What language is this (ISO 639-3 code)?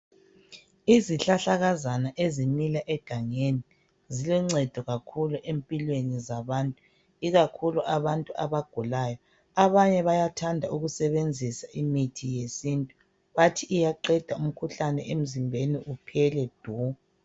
nde